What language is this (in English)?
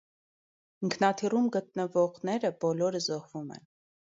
Armenian